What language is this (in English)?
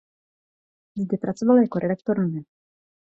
Czech